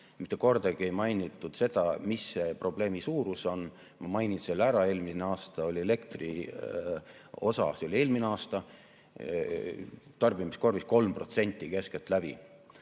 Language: Estonian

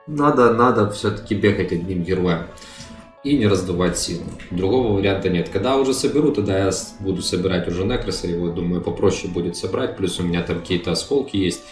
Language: Russian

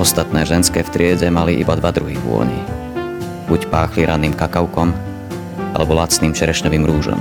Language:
Slovak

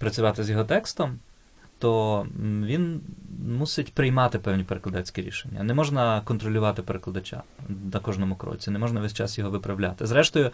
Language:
Ukrainian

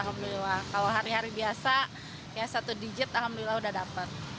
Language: Indonesian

